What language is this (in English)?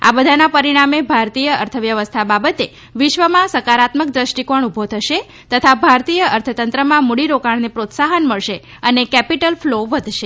Gujarati